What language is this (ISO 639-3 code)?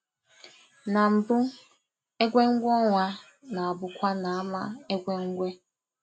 ibo